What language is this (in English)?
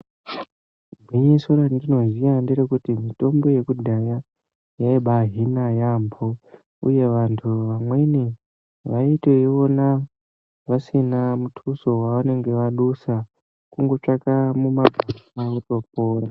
Ndau